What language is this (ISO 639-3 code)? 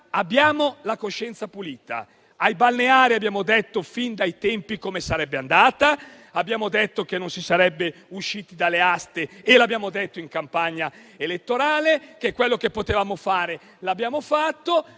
ita